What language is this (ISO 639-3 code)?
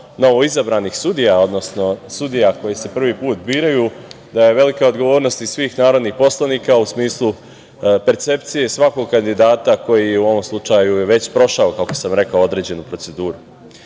srp